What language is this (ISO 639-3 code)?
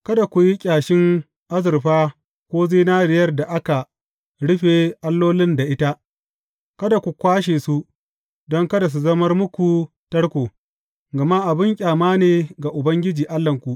hau